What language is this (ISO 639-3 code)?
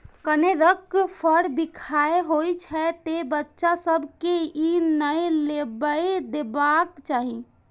mai